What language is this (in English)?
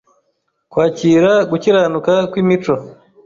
Kinyarwanda